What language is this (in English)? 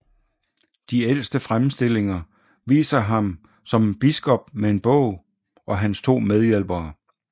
Danish